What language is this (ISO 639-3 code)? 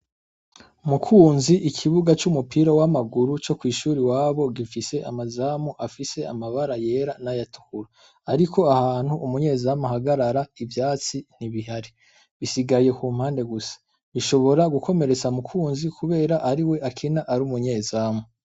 run